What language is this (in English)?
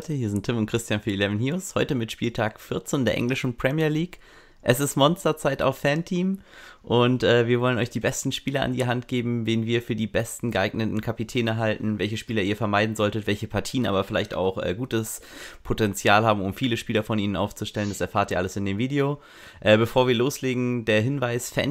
German